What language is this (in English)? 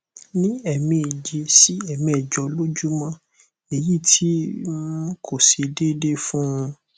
Yoruba